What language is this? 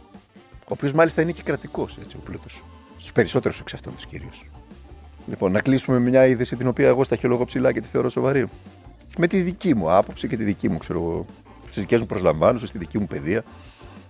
Greek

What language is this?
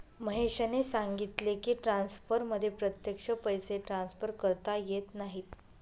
Marathi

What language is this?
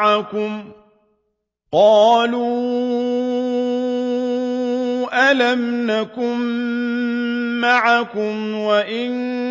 Arabic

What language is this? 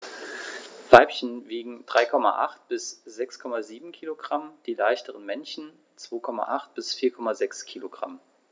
German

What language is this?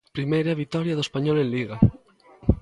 Galician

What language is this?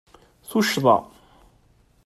Kabyle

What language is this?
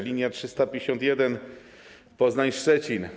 Polish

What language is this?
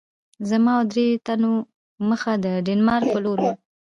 Pashto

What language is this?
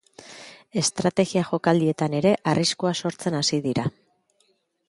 Basque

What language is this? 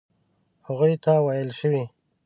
Pashto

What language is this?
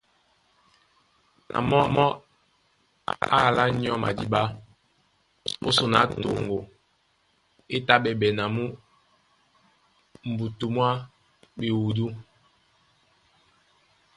Duala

